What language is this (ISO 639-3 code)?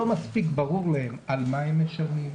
heb